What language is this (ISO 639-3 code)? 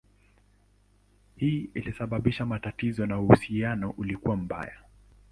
swa